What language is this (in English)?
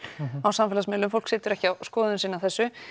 Icelandic